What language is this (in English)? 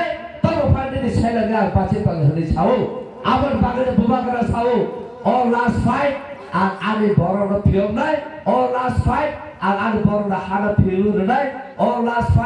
Thai